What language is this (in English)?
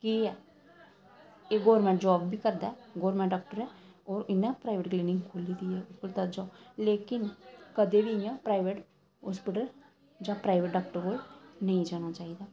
Dogri